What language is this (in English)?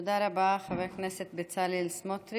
Hebrew